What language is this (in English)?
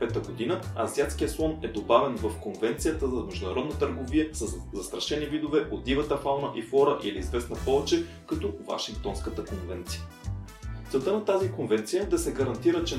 Bulgarian